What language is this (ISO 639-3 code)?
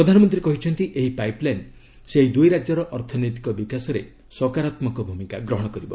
ori